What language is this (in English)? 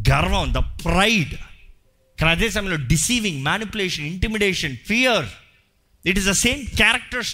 Telugu